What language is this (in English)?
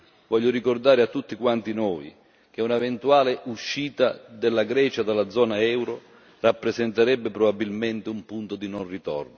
Italian